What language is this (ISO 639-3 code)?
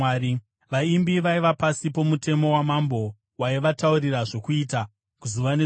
sna